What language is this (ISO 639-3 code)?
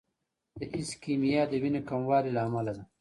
pus